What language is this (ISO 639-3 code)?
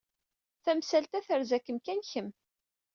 kab